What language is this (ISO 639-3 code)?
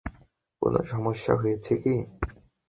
ben